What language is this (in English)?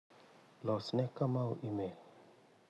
Luo (Kenya and Tanzania)